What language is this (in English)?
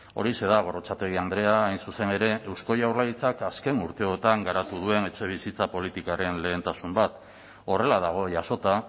Basque